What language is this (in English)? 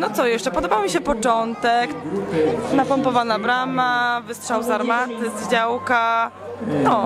Polish